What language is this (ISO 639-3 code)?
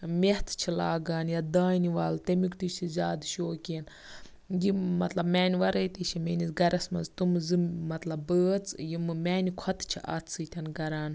kas